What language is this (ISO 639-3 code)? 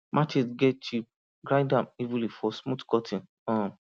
pcm